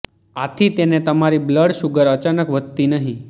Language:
Gujarati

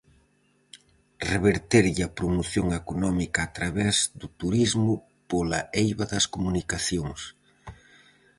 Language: Galician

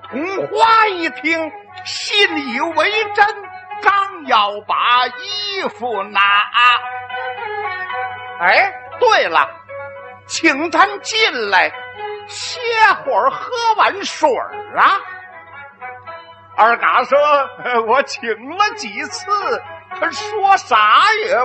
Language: Chinese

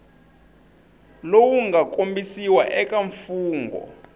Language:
Tsonga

